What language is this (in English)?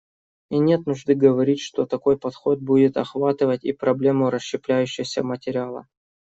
Russian